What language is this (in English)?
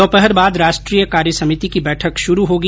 Hindi